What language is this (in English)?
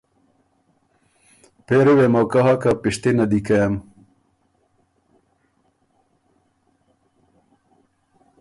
Ormuri